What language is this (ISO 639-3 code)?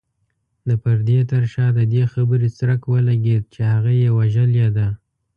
pus